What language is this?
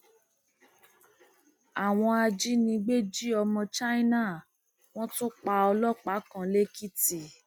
Yoruba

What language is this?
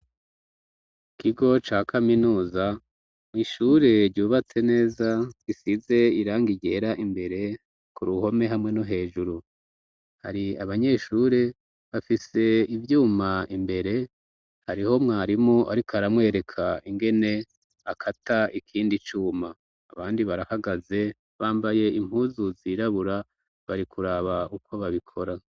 Rundi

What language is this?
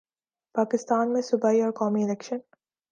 Urdu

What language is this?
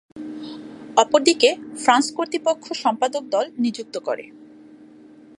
Bangla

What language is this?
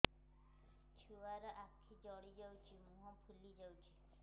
Odia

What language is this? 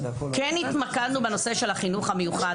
Hebrew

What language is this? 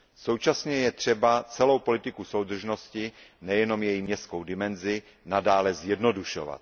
Czech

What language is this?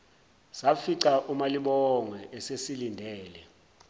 Zulu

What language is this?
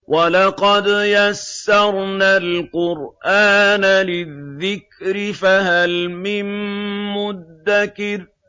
Arabic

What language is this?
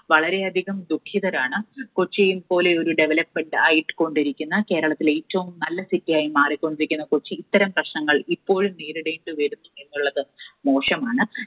Malayalam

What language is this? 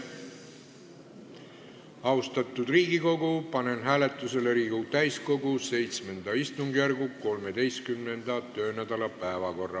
Estonian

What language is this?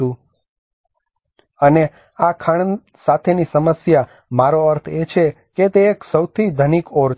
Gujarati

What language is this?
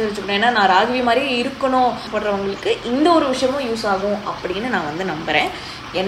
Tamil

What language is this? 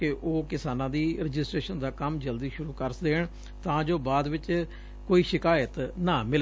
Punjabi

